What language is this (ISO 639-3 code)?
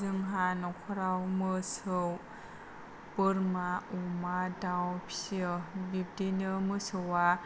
brx